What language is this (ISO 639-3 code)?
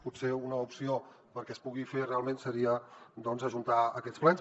cat